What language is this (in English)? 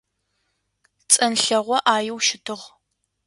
Adyghe